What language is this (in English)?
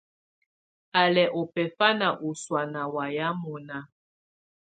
Tunen